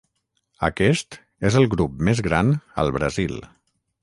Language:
Catalan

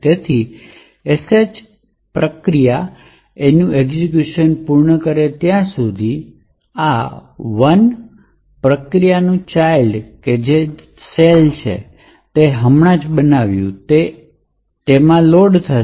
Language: Gujarati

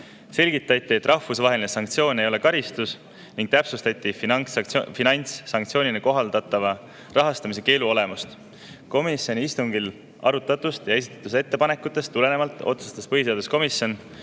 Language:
Estonian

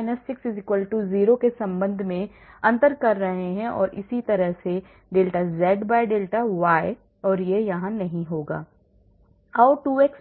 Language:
Hindi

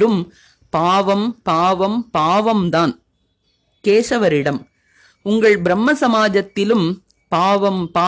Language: Tamil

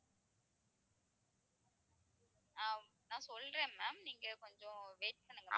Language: Tamil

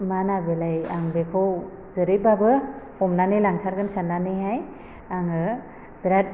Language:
Bodo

